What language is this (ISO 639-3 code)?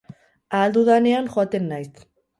eus